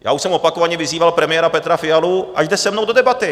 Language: Czech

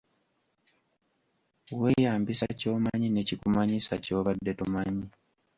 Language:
Ganda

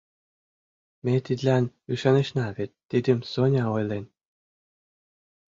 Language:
Mari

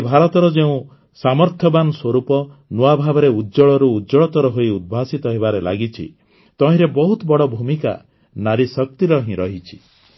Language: Odia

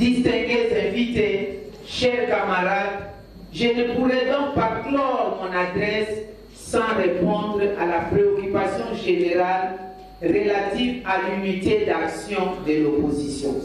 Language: French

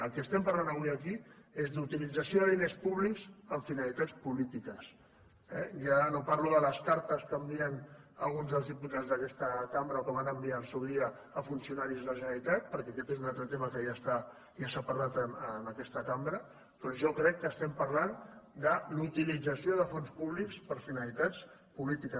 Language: Catalan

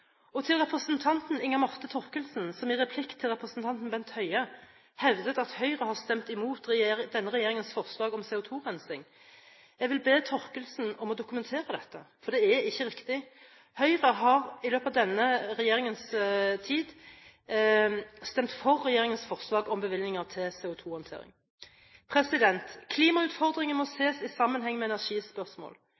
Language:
Norwegian Bokmål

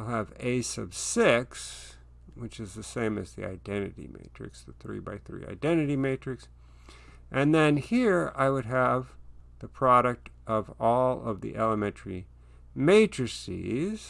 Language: English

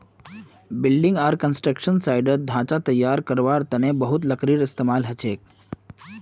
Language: Magahi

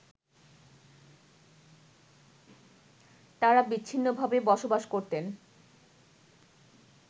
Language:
Bangla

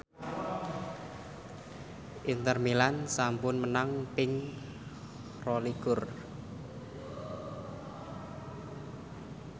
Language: Javanese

